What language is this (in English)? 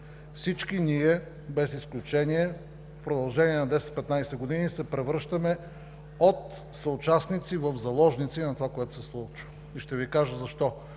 Bulgarian